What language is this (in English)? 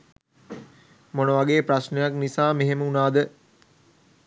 Sinhala